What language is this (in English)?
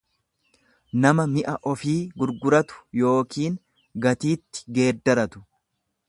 Oromo